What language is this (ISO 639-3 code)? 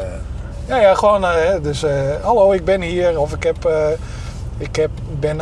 nld